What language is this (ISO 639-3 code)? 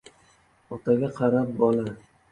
uzb